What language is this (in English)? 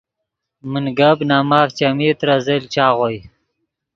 Yidgha